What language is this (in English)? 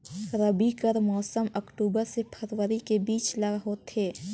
Chhattisgarhi